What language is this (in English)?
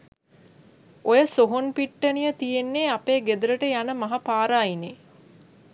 Sinhala